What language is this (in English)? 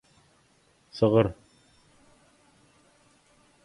Turkmen